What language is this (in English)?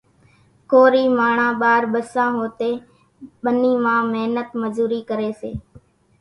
Kachi Koli